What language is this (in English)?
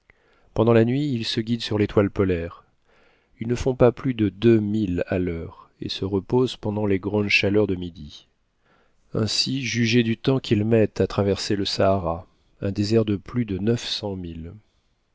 French